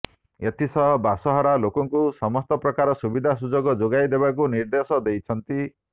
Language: Odia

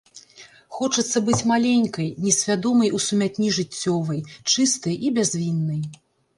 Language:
Belarusian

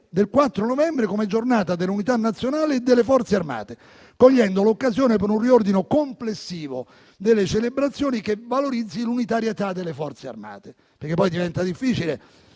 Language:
Italian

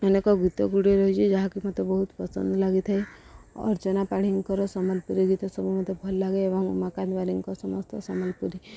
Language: Odia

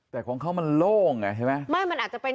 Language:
Thai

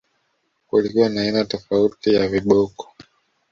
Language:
Swahili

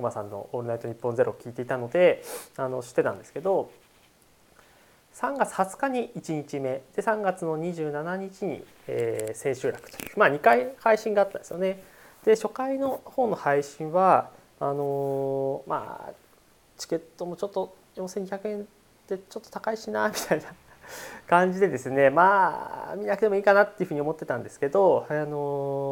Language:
Japanese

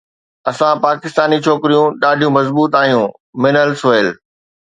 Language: Sindhi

